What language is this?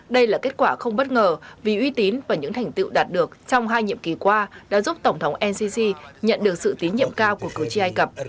Vietnamese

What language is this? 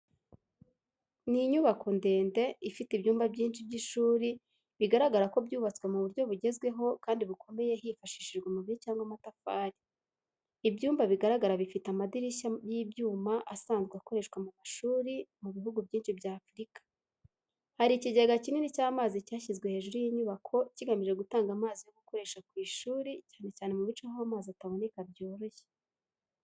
Kinyarwanda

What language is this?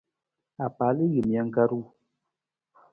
Nawdm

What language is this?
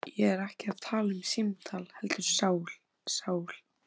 Icelandic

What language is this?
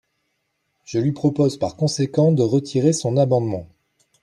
French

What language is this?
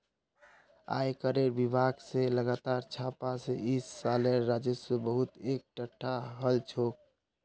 Magahi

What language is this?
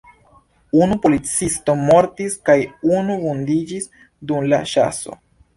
Esperanto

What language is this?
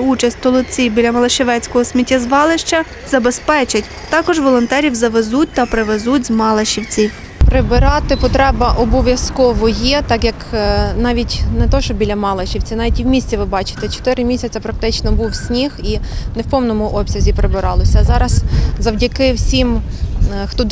Ukrainian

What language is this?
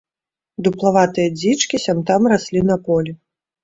Belarusian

